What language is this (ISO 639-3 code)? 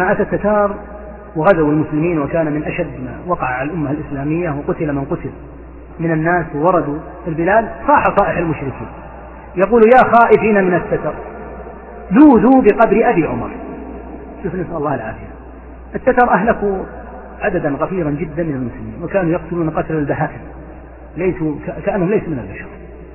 ara